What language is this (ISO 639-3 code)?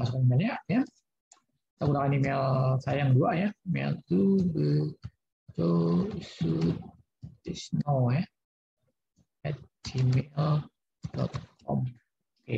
ind